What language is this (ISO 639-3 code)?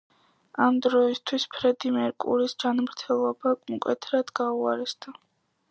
kat